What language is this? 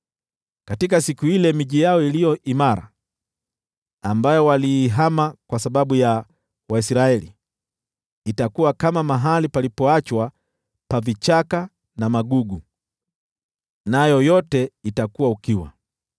Swahili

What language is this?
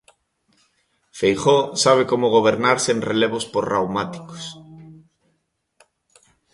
Galician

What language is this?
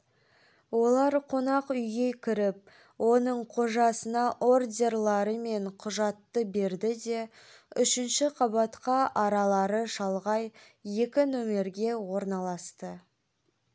Kazakh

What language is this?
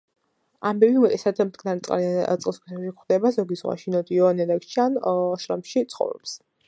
Georgian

